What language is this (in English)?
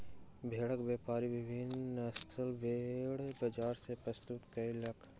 Maithili